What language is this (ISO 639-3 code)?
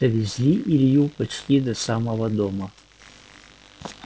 rus